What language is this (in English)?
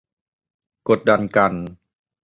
Thai